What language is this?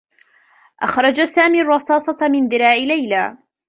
Arabic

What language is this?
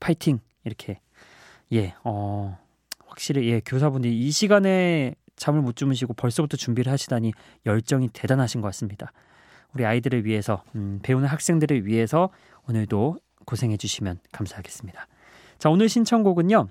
Korean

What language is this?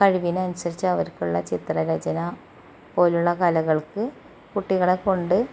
Malayalam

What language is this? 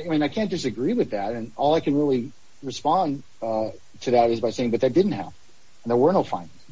English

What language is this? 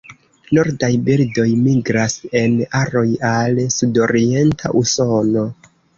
Esperanto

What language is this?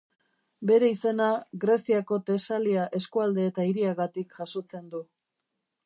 Basque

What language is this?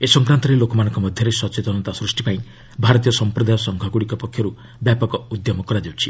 Odia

